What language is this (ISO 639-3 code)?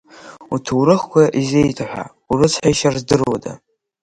abk